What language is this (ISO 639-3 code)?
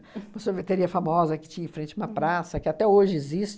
por